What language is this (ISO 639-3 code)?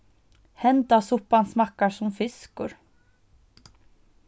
fao